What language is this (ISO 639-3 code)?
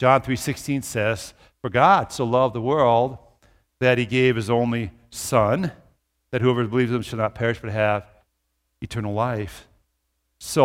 eng